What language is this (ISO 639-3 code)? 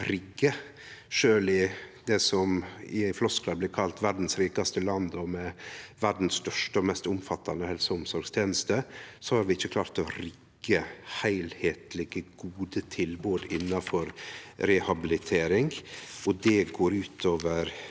nor